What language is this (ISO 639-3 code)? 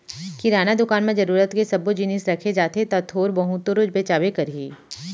hne